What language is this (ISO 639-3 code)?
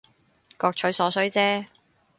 yue